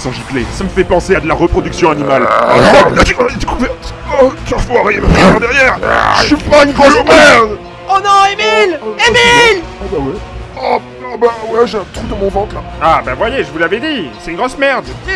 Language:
French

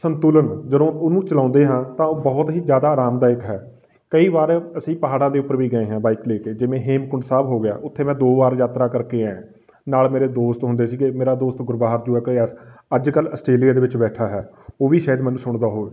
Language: Punjabi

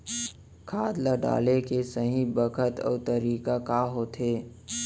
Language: Chhattisgarhi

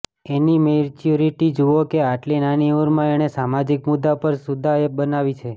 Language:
Gujarati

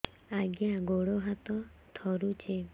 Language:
Odia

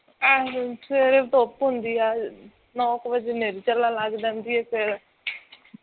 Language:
Punjabi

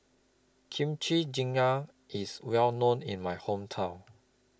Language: English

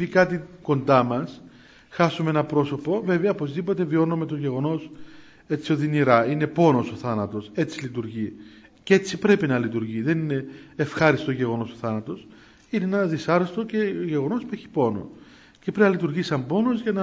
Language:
Greek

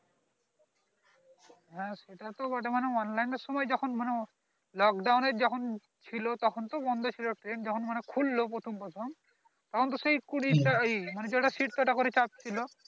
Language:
Bangla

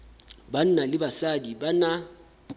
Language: Southern Sotho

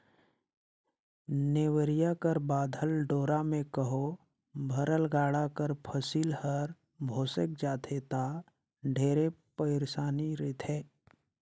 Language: Chhattisgarhi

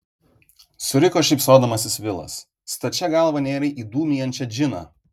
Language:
Lithuanian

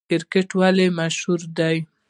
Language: Pashto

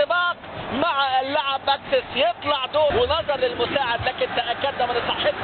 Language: Arabic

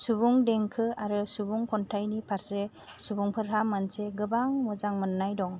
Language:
Bodo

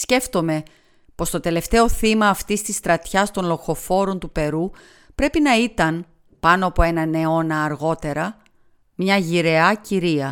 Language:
Greek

